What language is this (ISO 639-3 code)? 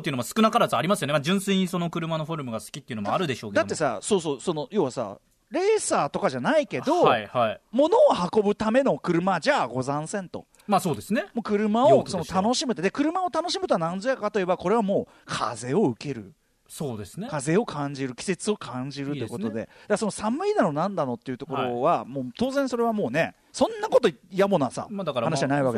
jpn